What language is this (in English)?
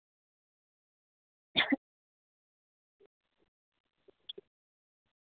Dogri